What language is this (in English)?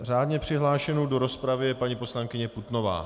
Czech